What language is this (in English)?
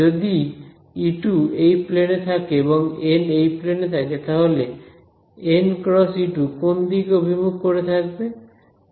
Bangla